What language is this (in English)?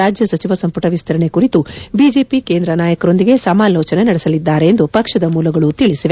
Kannada